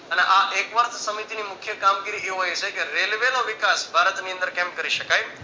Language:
Gujarati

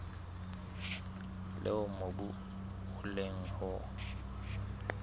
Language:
Southern Sotho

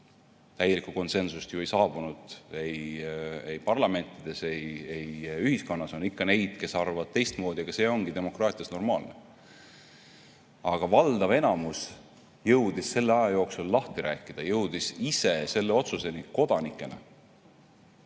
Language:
Estonian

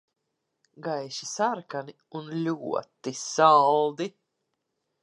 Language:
Latvian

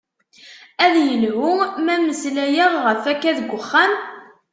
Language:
Kabyle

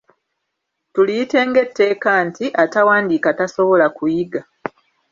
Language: Ganda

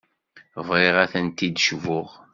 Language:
Kabyle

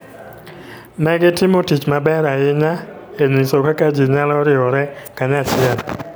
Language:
Luo (Kenya and Tanzania)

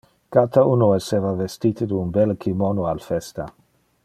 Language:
Interlingua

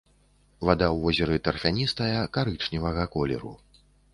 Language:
Belarusian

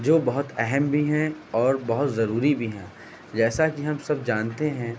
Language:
Urdu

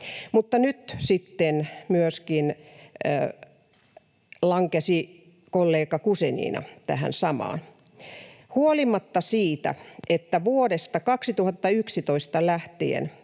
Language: Finnish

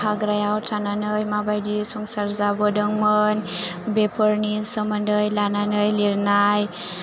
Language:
Bodo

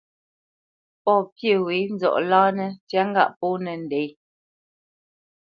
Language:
Bamenyam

